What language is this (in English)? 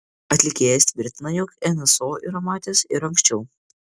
Lithuanian